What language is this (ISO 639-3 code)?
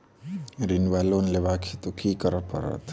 mai